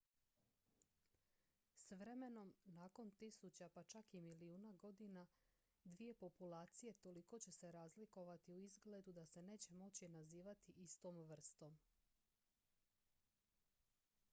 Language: Croatian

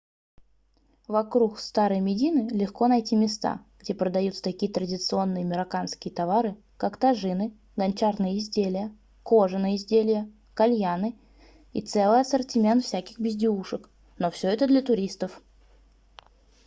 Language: Russian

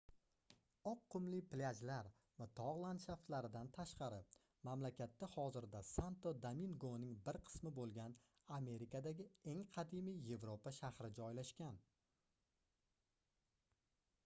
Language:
Uzbek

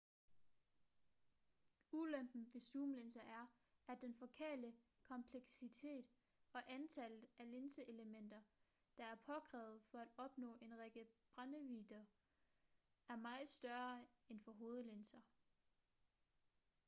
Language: Danish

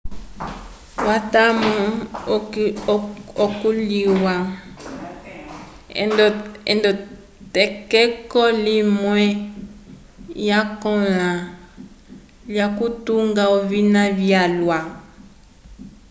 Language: Umbundu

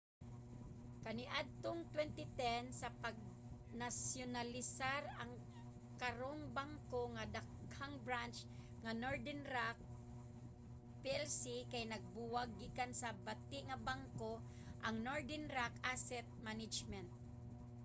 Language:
Cebuano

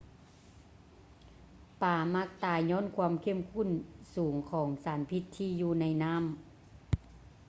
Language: Lao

